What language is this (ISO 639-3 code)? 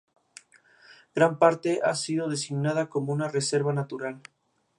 spa